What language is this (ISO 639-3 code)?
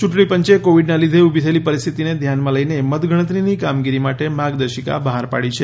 guj